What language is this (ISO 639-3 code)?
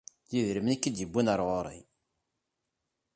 kab